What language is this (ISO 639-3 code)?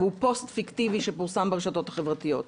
heb